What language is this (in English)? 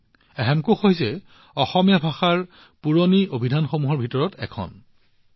Assamese